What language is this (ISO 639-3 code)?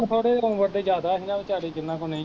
pan